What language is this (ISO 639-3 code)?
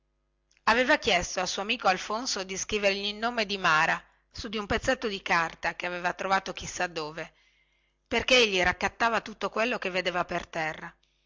ita